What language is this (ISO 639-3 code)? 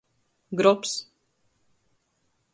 ltg